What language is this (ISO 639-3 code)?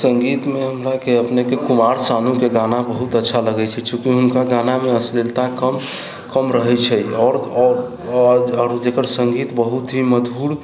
mai